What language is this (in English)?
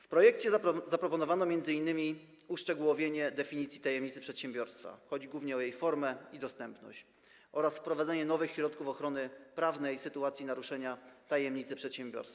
Polish